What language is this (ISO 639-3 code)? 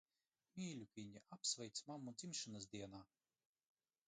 lav